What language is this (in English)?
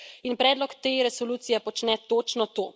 Slovenian